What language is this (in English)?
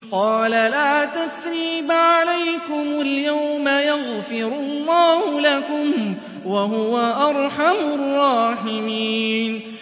Arabic